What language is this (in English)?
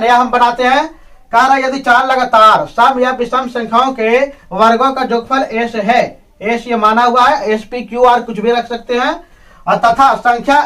Hindi